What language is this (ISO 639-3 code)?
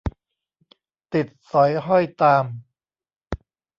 tha